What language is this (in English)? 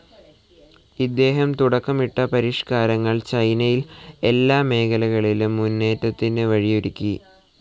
Malayalam